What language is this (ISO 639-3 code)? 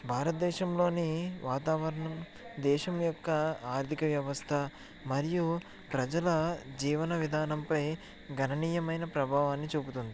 tel